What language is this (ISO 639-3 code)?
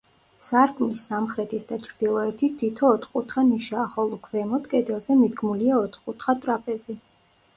kat